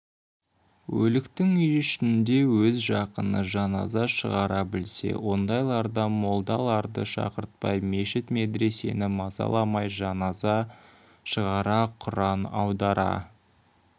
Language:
Kazakh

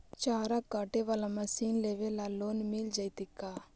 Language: Magahi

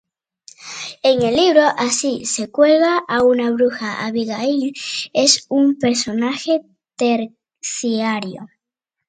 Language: Spanish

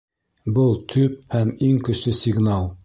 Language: Bashkir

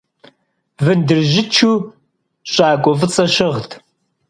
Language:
Kabardian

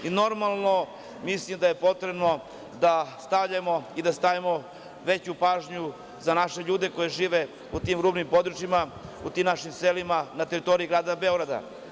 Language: Serbian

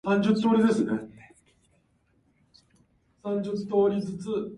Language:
Japanese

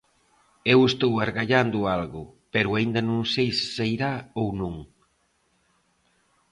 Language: Galician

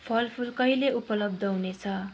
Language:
Nepali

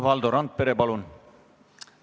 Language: Estonian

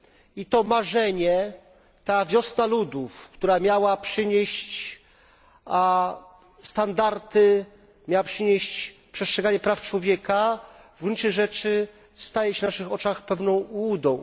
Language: Polish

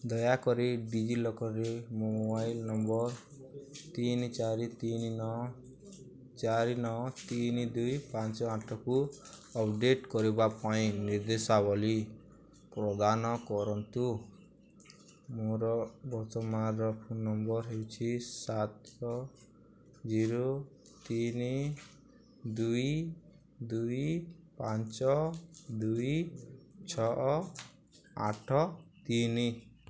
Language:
Odia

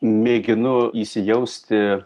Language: Lithuanian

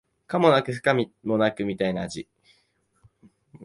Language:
Japanese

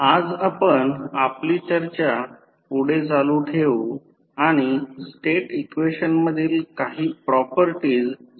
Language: Marathi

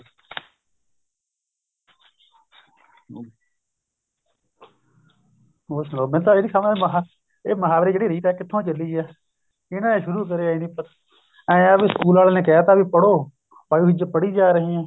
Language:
Punjabi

